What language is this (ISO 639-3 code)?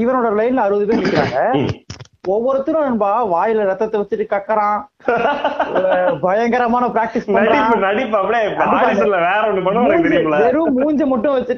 tam